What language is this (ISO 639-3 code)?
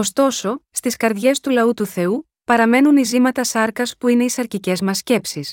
ell